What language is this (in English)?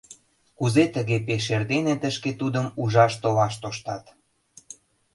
Mari